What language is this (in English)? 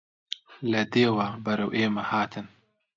Central Kurdish